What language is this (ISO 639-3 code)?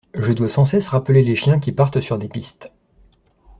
fra